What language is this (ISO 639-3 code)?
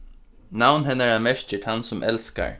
fao